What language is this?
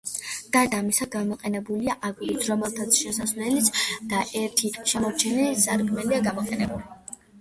Georgian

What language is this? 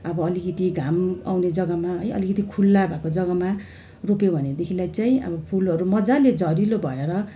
Nepali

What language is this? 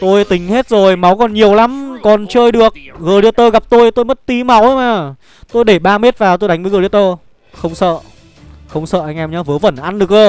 Vietnamese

